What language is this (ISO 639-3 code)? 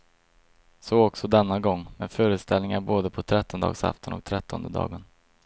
swe